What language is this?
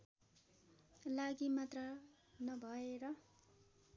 Nepali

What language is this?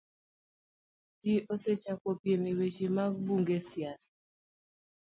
Luo (Kenya and Tanzania)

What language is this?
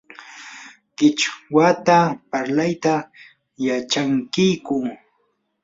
Yanahuanca Pasco Quechua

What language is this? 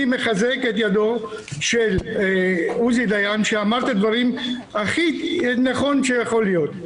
Hebrew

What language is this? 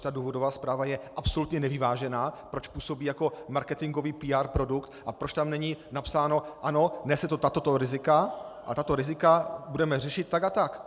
Czech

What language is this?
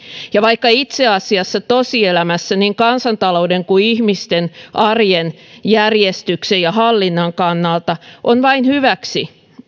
Finnish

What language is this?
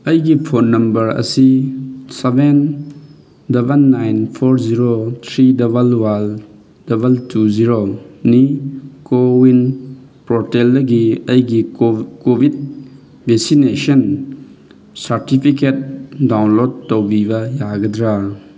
Manipuri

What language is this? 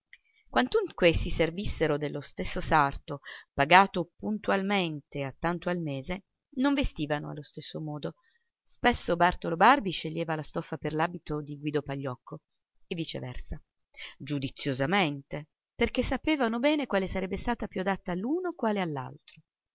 Italian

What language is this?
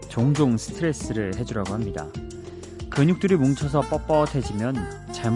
Korean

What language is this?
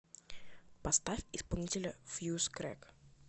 Russian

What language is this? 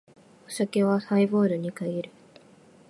Japanese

